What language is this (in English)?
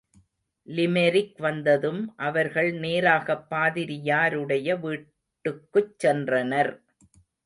Tamil